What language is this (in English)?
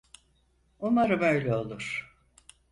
Turkish